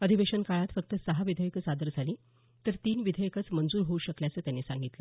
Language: Marathi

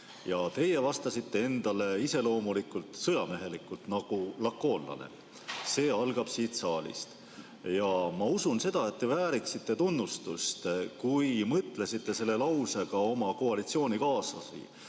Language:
Estonian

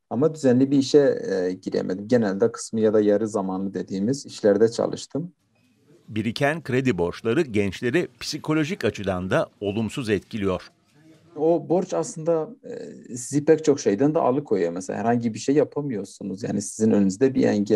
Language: Turkish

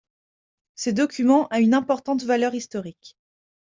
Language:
French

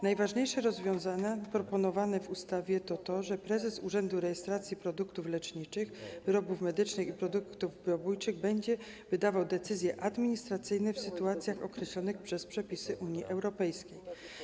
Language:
Polish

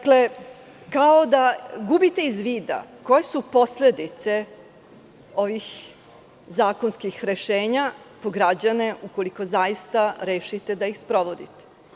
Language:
Serbian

